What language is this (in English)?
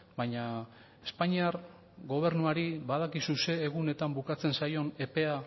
Basque